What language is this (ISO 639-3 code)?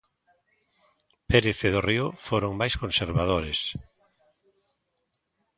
glg